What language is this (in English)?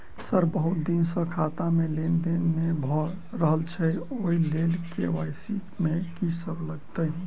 Maithili